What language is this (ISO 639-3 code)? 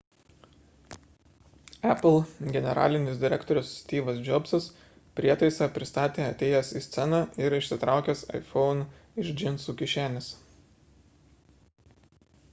lit